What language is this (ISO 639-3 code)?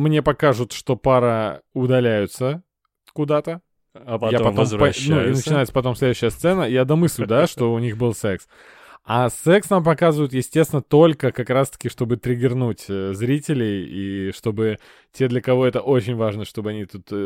rus